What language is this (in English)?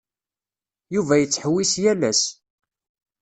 Kabyle